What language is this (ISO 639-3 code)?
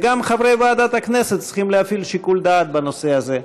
heb